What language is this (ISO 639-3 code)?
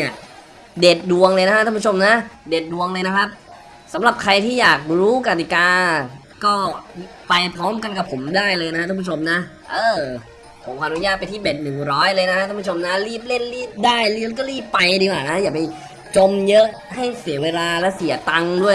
tha